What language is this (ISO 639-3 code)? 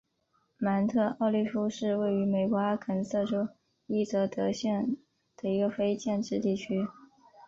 zho